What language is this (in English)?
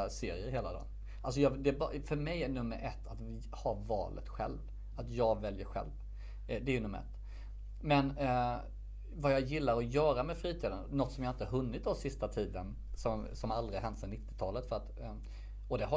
Swedish